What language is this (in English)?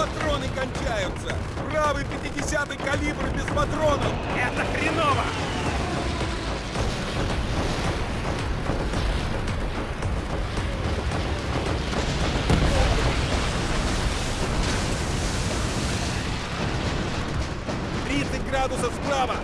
Russian